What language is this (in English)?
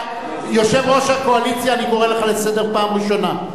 Hebrew